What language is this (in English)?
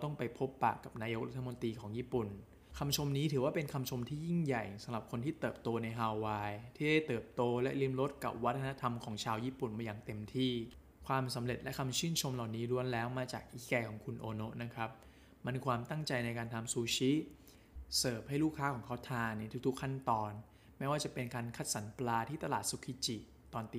Thai